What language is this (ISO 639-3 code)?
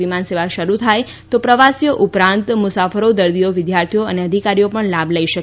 guj